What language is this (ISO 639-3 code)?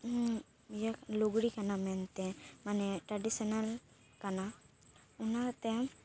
sat